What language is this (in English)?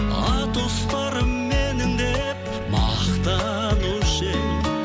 Kazakh